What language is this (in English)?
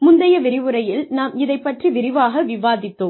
Tamil